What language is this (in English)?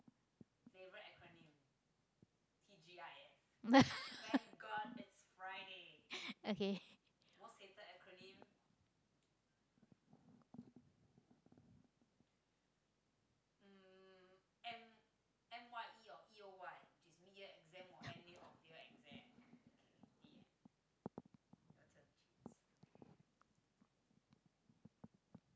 English